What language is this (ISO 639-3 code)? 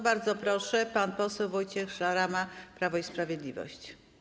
pol